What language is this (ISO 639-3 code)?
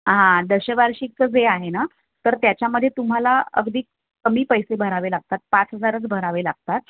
mar